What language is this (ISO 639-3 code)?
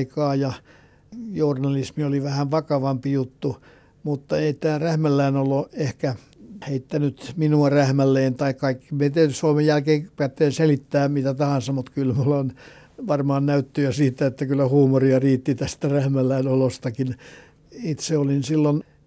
fin